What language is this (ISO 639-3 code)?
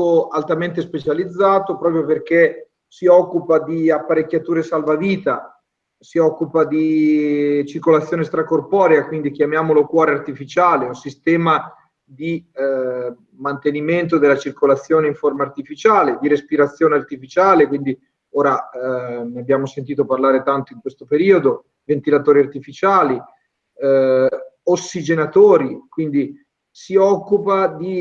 ita